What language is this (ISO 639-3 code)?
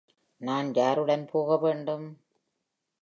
tam